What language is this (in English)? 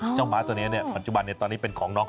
Thai